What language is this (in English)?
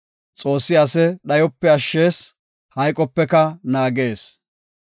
Gofa